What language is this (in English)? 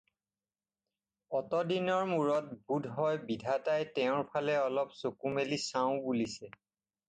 Assamese